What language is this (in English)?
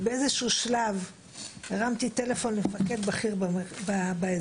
Hebrew